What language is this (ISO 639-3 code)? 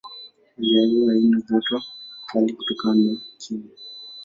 swa